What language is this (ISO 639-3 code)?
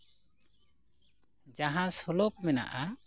sat